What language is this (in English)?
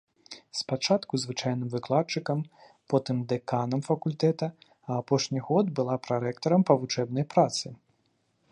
Belarusian